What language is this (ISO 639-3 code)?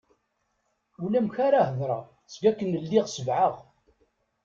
kab